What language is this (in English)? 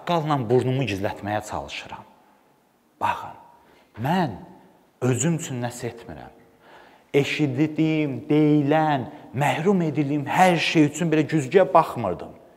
Turkish